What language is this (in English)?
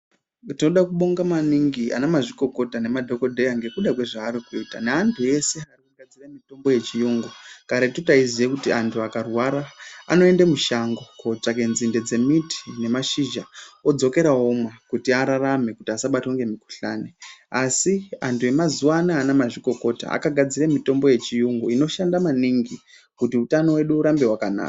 Ndau